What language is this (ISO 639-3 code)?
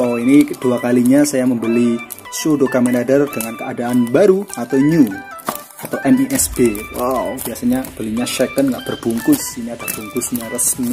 ind